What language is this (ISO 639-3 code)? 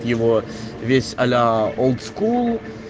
rus